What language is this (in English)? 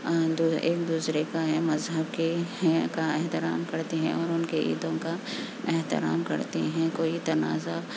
Urdu